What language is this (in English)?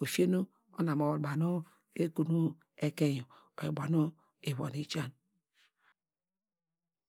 Degema